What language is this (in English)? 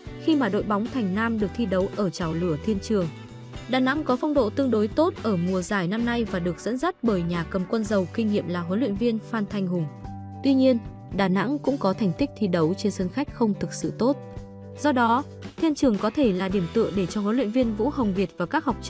Vietnamese